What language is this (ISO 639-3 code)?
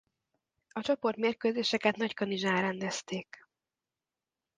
hun